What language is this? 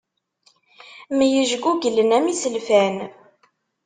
Kabyle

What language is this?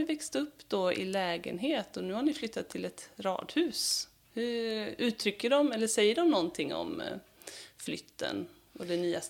Swedish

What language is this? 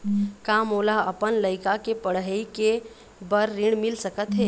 Chhattisgarhi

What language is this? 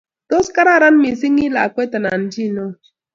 Kalenjin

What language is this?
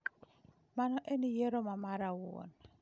Luo (Kenya and Tanzania)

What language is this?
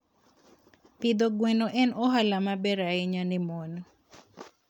Luo (Kenya and Tanzania)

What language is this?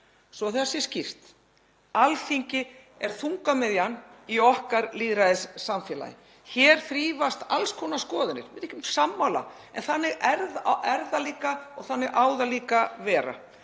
Icelandic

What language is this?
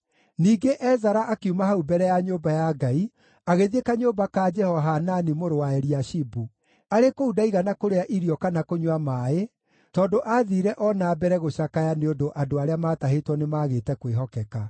Kikuyu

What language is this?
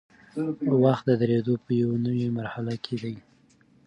Pashto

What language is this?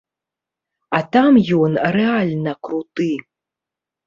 Belarusian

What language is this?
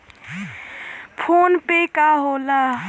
Bhojpuri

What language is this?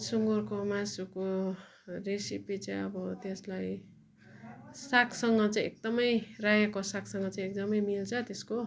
Nepali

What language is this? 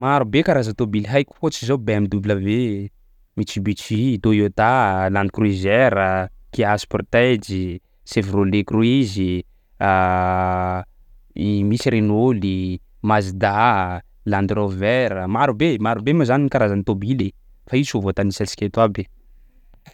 Sakalava Malagasy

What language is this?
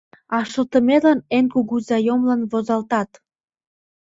Mari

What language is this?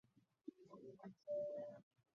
Chinese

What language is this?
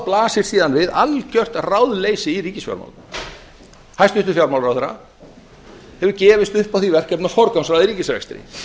Icelandic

